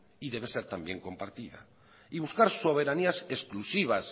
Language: Spanish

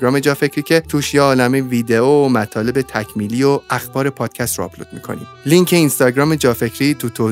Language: Persian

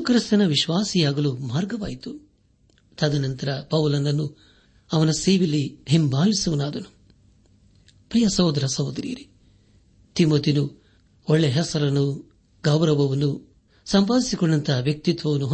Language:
Kannada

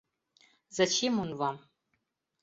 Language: Mari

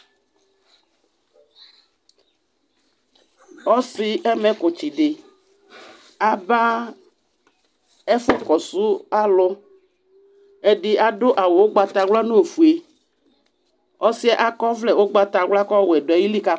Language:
Ikposo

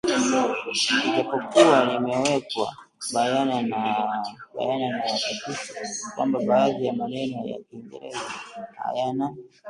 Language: Swahili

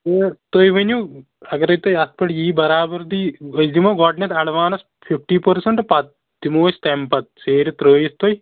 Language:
Kashmiri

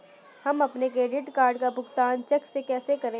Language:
Hindi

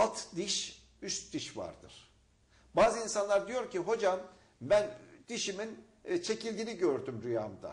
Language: Turkish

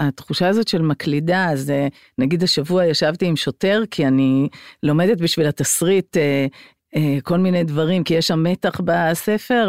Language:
Hebrew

